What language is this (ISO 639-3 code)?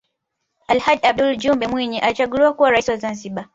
swa